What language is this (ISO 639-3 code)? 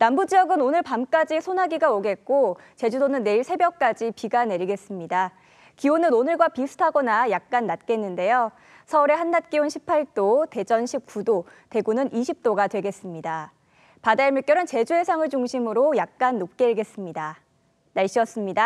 kor